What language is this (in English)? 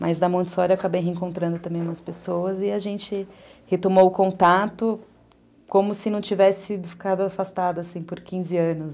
Portuguese